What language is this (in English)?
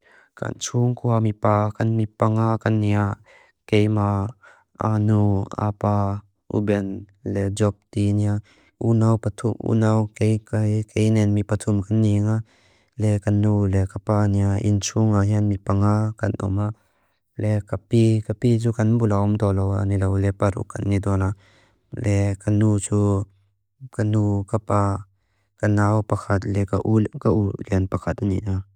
Mizo